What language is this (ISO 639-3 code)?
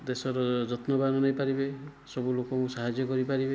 ori